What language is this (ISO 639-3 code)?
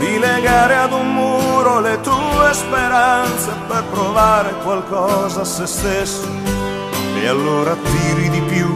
ell